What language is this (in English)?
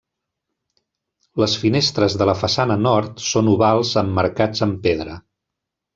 Catalan